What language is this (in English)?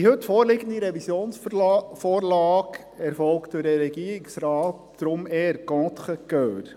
Swiss German